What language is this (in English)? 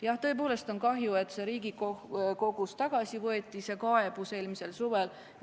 Estonian